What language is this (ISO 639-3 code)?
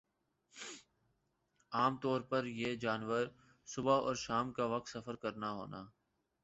urd